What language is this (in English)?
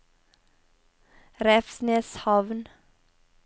Norwegian